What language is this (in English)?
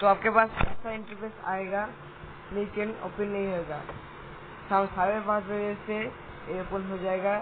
Hindi